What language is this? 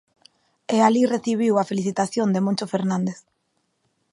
Galician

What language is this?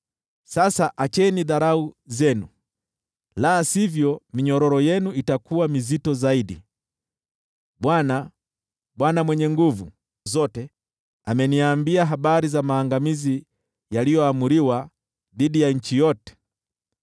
Swahili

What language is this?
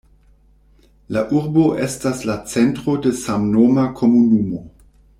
Esperanto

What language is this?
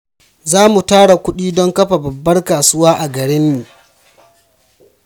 Hausa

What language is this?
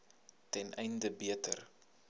Afrikaans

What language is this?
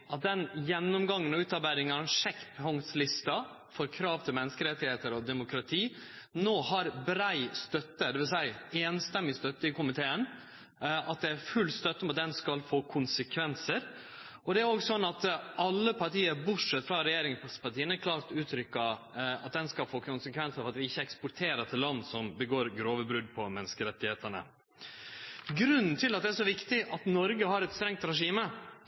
Norwegian Nynorsk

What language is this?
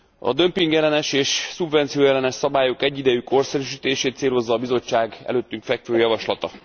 Hungarian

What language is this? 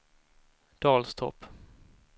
Swedish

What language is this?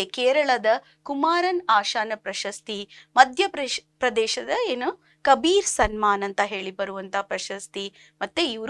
Kannada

